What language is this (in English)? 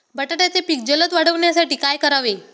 Marathi